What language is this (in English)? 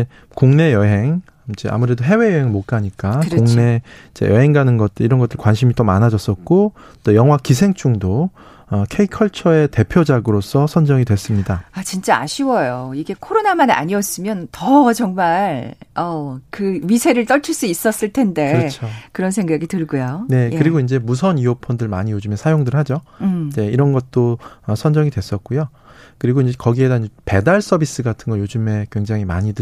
Korean